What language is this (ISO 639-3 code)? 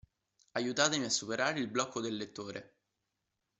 ita